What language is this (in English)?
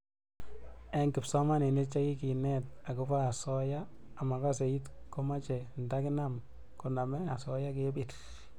Kalenjin